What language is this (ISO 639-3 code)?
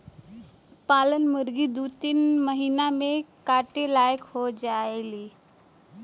bho